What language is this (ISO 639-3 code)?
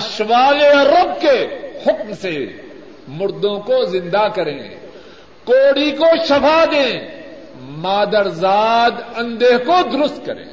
urd